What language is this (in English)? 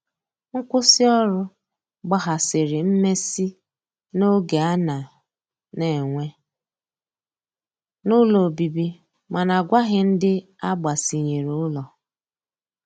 Igbo